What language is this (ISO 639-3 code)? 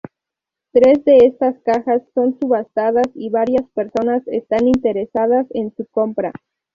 spa